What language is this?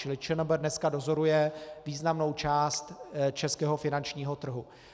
Czech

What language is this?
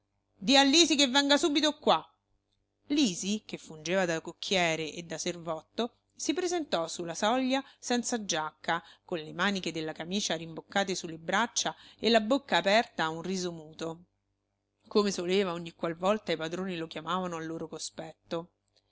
Italian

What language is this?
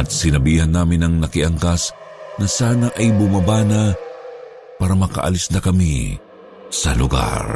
Filipino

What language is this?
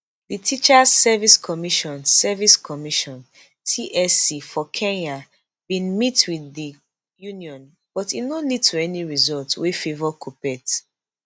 Nigerian Pidgin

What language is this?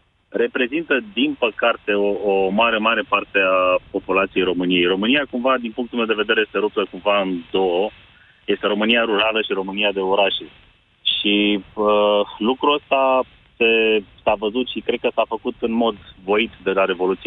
Romanian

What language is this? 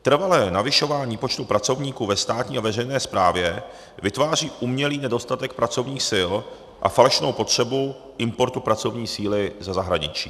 Czech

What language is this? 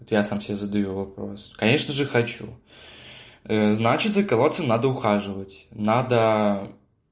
Russian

